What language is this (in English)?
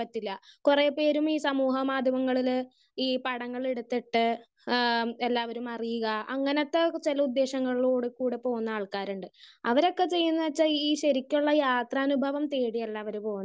Malayalam